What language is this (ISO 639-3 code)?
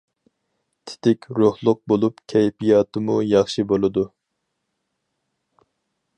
uig